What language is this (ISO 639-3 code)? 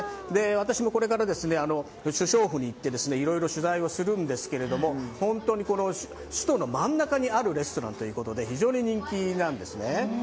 jpn